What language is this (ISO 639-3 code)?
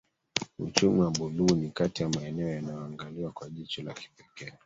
swa